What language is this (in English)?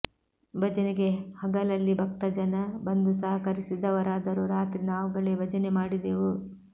Kannada